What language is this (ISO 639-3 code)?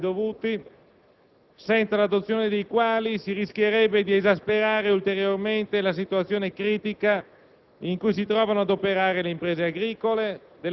ita